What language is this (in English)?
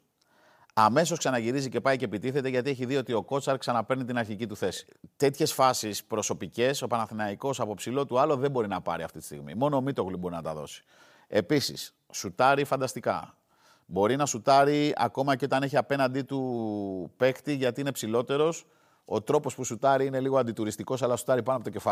Greek